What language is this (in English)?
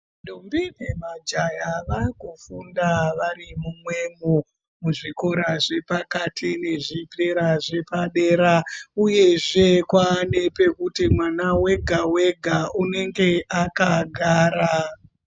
Ndau